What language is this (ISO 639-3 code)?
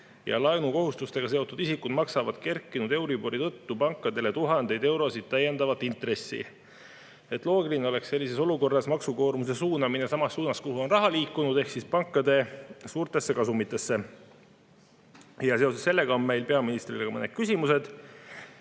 est